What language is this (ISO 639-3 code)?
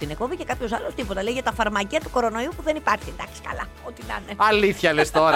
ell